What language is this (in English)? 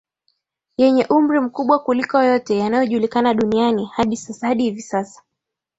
Swahili